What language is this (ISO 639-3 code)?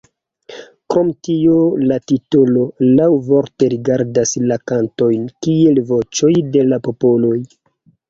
epo